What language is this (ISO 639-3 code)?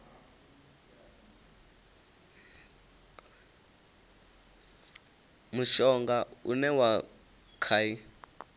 ven